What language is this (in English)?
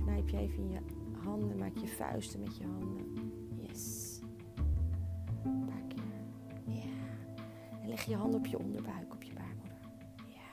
Dutch